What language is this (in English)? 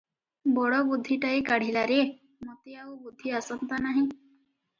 Odia